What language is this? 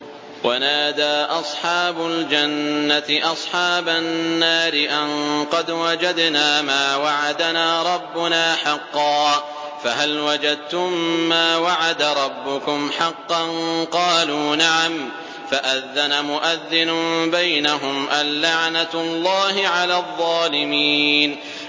Arabic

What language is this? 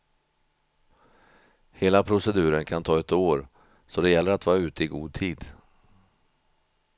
Swedish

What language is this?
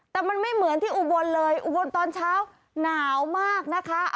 Thai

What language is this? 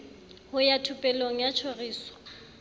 Southern Sotho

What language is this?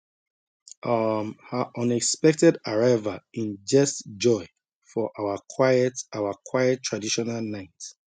Nigerian Pidgin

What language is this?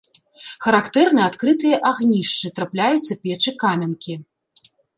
Belarusian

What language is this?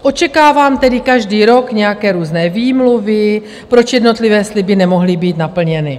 Czech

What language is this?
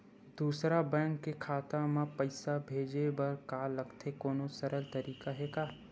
Chhattisgarhi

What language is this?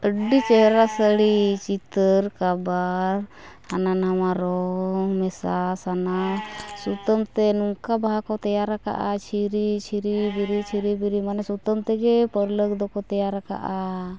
Santali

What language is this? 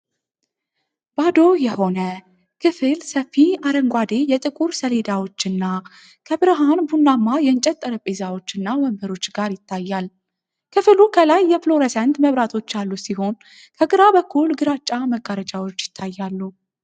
Amharic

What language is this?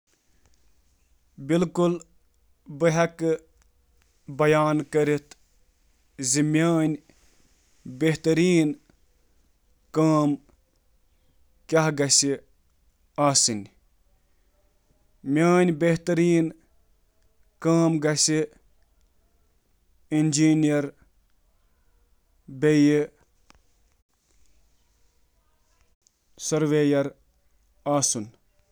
Kashmiri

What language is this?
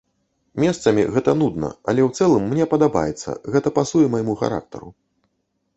Belarusian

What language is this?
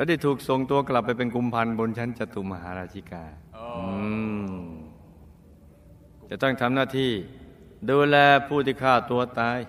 Thai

